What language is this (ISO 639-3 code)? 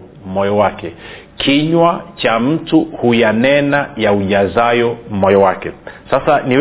swa